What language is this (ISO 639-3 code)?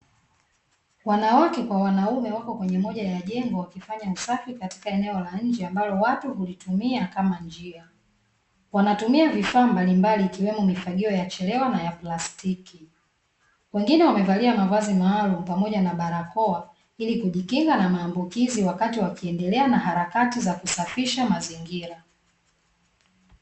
swa